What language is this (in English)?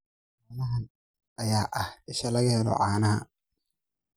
Somali